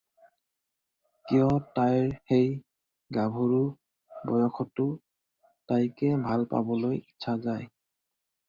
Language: Assamese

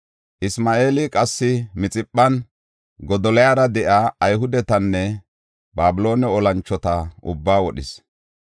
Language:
Gofa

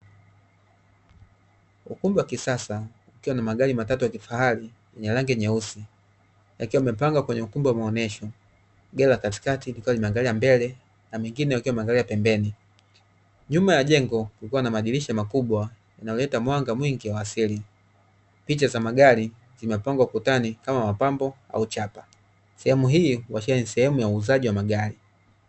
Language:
Swahili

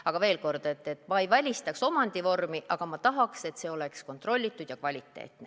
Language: Estonian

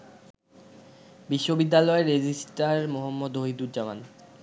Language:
Bangla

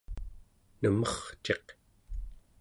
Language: Central Yupik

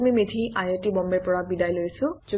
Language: Assamese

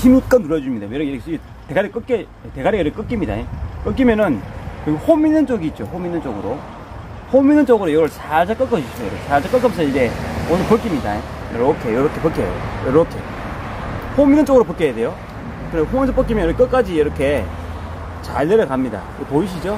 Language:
Korean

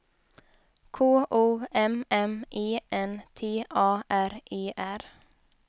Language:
Swedish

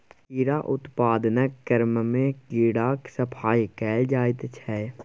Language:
Maithili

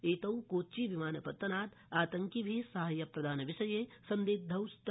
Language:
Sanskrit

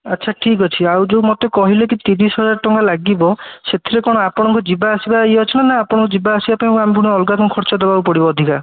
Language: Odia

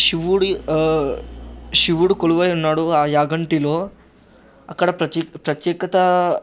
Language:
Telugu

